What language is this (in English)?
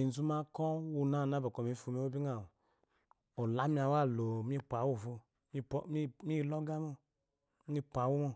Eloyi